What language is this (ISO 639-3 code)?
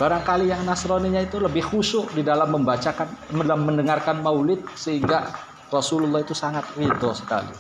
ind